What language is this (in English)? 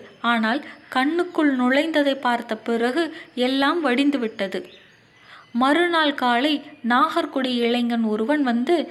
Tamil